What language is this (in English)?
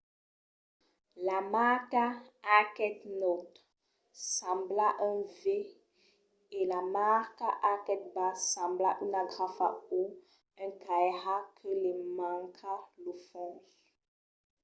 Occitan